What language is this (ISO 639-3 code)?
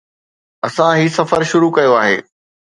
snd